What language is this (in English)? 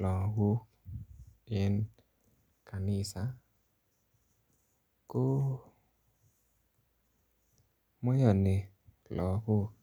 Kalenjin